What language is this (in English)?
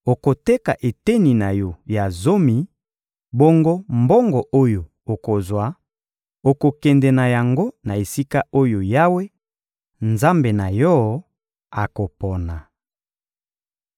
Lingala